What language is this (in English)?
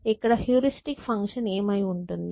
Telugu